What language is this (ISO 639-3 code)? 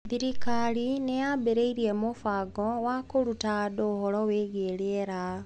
kik